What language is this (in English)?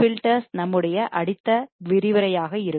Tamil